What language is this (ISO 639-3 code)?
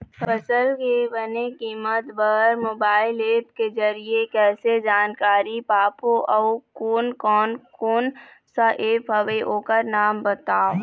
hne